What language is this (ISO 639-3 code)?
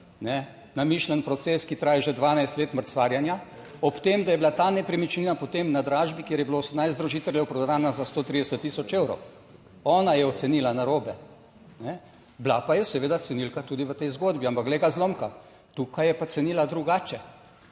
slv